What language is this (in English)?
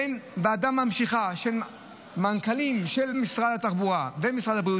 Hebrew